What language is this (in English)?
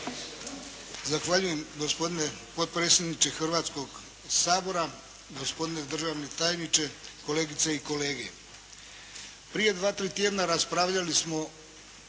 Croatian